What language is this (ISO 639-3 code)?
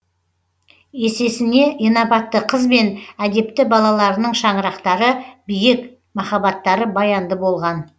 kaz